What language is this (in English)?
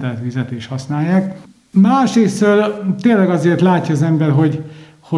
Hungarian